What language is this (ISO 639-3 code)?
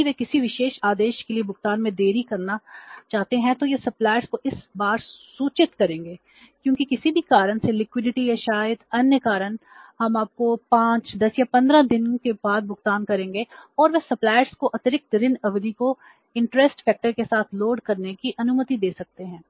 hin